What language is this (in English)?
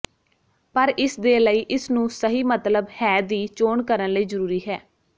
Punjabi